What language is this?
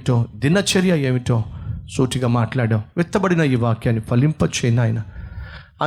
Telugu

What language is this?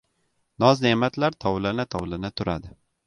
Uzbek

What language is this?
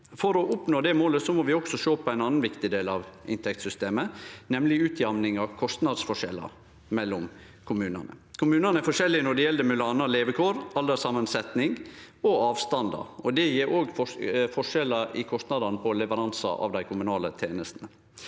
Norwegian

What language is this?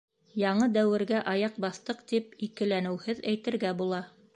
Bashkir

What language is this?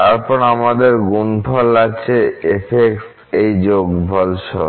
Bangla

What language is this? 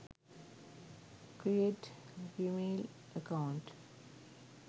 Sinhala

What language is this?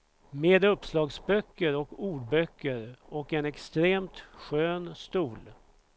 Swedish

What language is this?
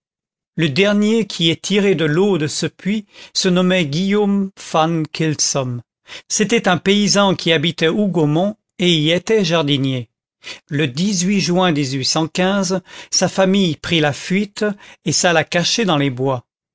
French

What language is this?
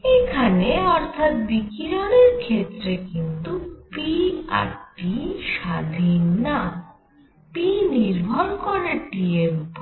Bangla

